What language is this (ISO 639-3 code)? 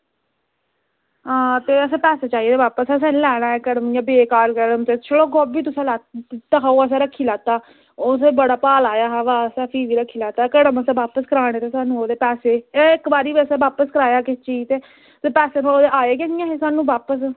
doi